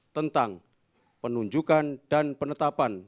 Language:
Indonesian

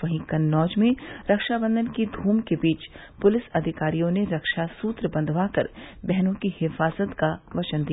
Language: Hindi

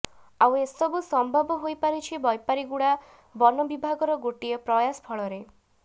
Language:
Odia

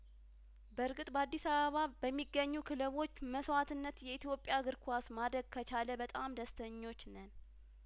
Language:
Amharic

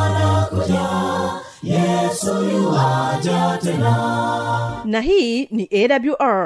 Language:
Swahili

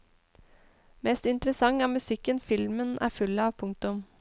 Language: Norwegian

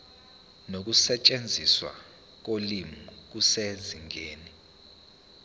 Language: Zulu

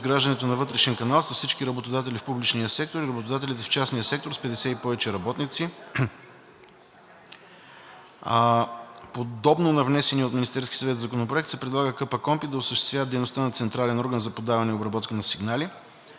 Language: Bulgarian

